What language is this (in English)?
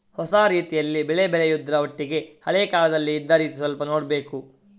Kannada